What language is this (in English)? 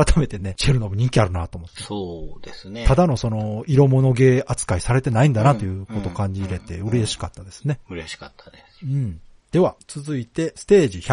Japanese